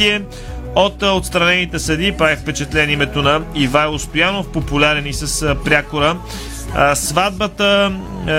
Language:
Bulgarian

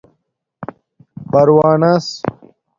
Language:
Domaaki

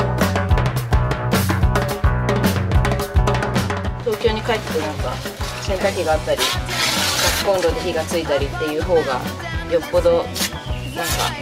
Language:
Japanese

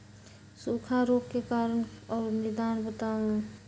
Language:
Magahi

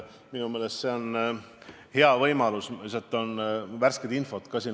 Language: Estonian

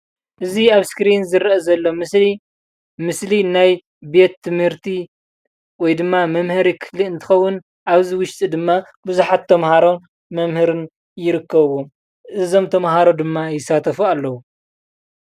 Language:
Tigrinya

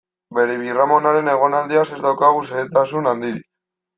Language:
Basque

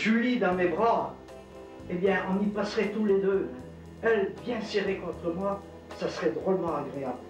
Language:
French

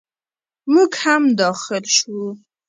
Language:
Pashto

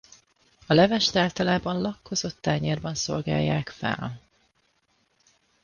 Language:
Hungarian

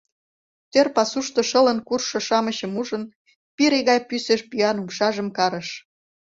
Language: Mari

